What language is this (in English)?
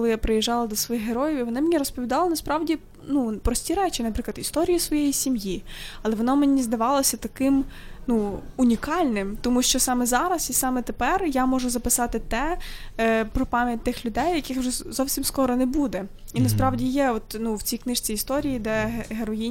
Ukrainian